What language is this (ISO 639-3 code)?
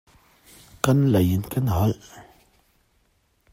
cnh